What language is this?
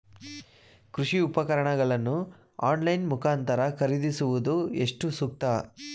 Kannada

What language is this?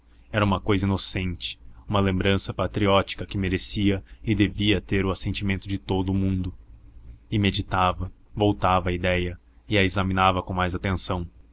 Portuguese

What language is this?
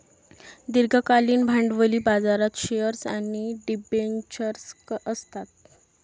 Marathi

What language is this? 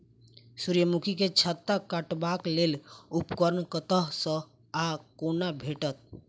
Maithili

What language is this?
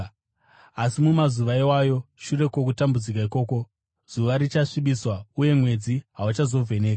Shona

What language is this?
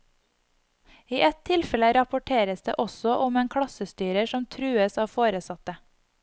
Norwegian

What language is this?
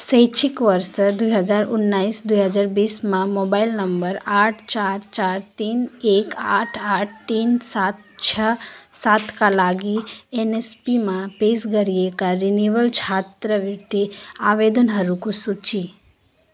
Nepali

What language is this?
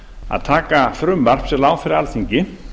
Icelandic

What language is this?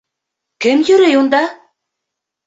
Bashkir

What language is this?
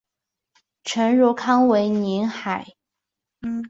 Chinese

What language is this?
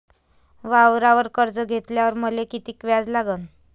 Marathi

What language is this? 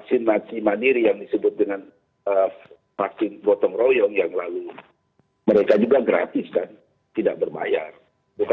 Indonesian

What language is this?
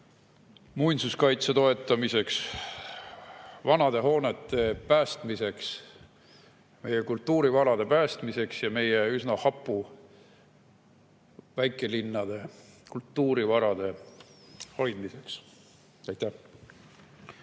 Estonian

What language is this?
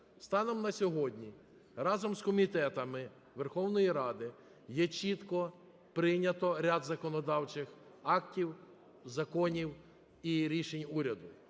Ukrainian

